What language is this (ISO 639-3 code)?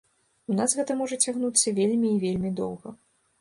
bel